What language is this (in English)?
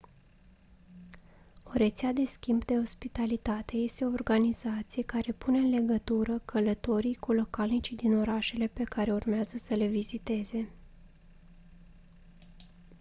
Romanian